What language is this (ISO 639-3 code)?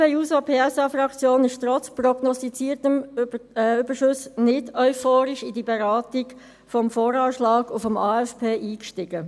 gsw